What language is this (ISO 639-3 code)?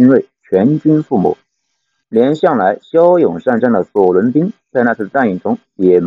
zho